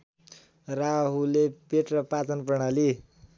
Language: Nepali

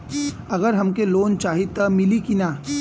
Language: Bhojpuri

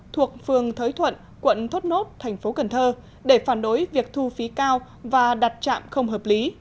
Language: Vietnamese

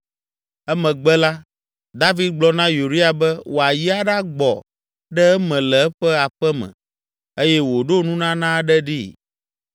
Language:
Ewe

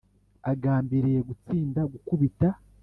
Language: Kinyarwanda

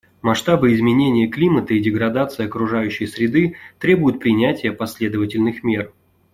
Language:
Russian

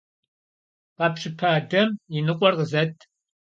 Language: Kabardian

